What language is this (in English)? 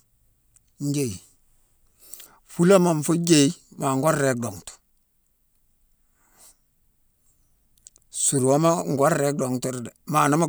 Mansoanka